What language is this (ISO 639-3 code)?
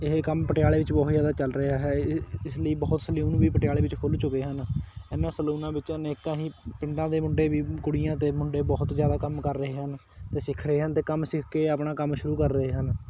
pan